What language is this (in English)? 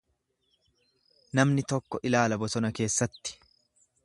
Oromo